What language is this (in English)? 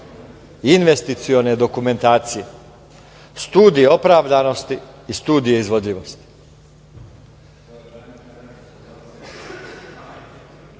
Serbian